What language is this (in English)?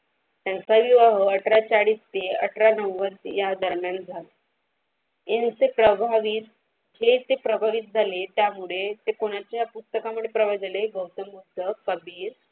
Marathi